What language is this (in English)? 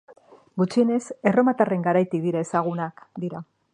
Basque